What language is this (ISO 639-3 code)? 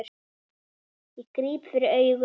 isl